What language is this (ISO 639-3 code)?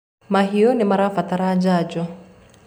kik